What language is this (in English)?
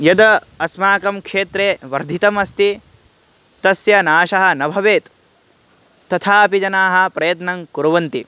Sanskrit